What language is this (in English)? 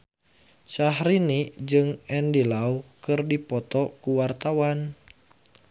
Sundanese